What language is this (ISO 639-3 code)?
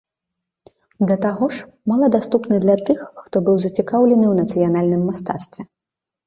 bel